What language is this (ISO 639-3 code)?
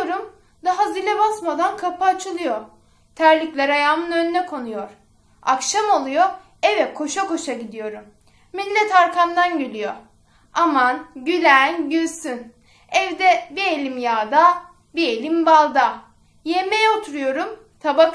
tur